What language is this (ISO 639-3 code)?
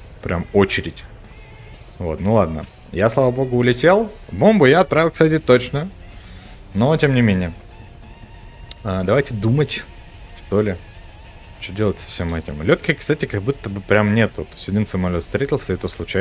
rus